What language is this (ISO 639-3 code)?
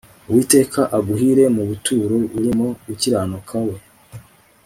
kin